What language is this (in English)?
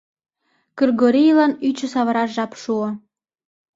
Mari